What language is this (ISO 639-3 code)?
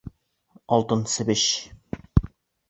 bak